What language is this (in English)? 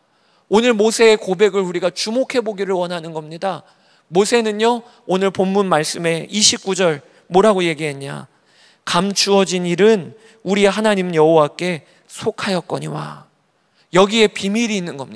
Korean